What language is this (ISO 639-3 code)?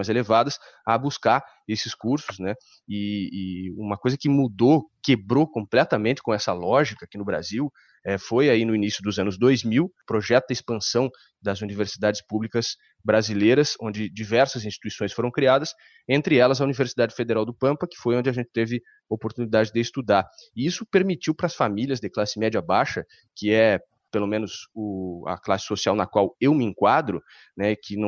por